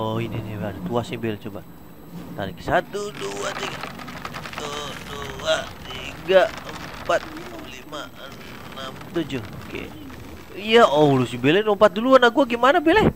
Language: Indonesian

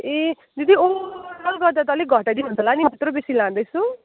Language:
Nepali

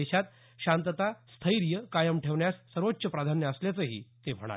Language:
Marathi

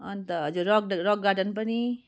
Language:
Nepali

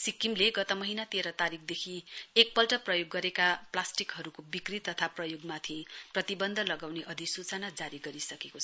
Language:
Nepali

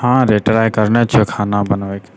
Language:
Maithili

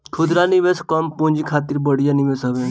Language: Bhojpuri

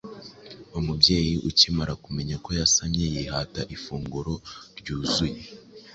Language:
Kinyarwanda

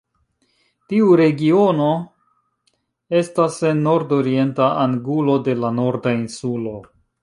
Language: Esperanto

